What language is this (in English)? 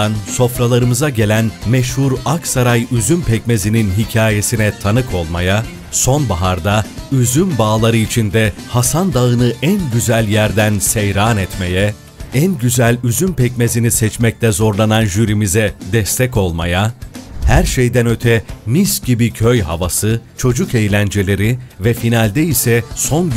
Turkish